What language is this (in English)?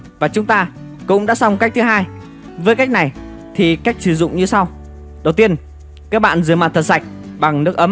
Vietnamese